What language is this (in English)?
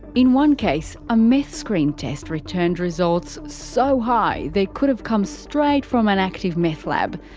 English